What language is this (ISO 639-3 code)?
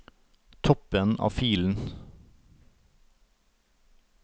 nor